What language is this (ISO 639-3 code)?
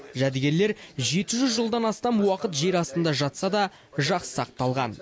kaz